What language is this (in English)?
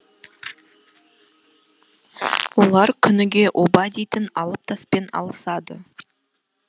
Kazakh